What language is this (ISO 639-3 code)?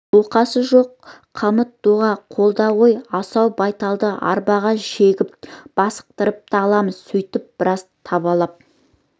kaz